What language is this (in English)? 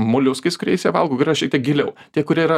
Lithuanian